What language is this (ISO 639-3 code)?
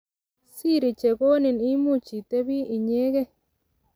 kln